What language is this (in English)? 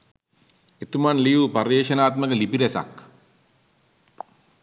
Sinhala